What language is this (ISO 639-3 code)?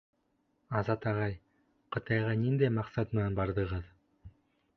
bak